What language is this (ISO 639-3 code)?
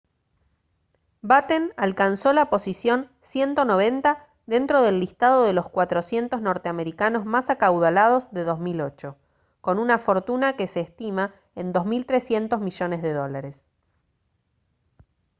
spa